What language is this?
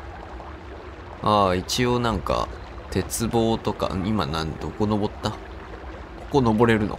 Japanese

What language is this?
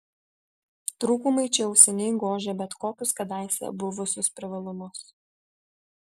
Lithuanian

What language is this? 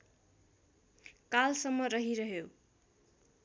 Nepali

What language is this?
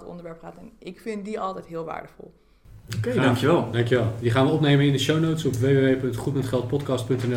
Dutch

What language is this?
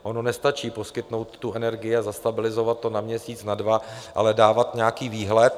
Czech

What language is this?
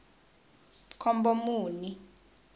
Tsonga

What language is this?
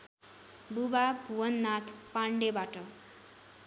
Nepali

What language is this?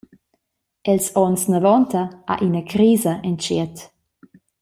Romansh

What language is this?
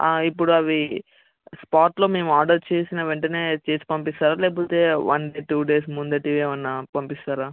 Telugu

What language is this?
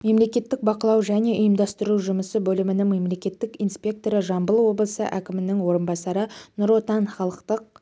Kazakh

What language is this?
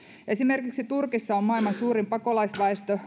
Finnish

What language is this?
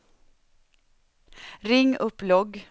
Swedish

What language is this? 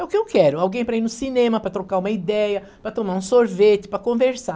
Portuguese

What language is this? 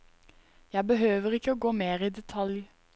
Norwegian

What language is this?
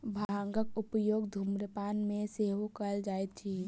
Maithili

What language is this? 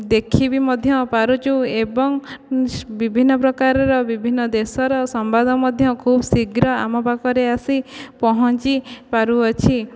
Odia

